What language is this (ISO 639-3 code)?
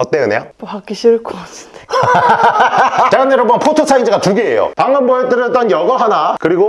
kor